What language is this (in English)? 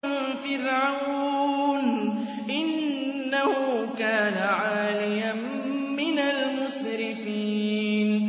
Arabic